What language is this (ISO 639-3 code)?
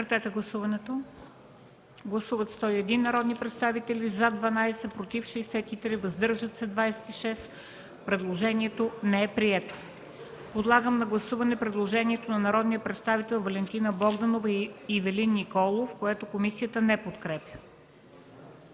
bul